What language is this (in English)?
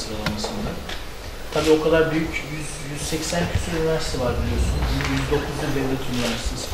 Turkish